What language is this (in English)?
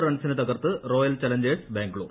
Malayalam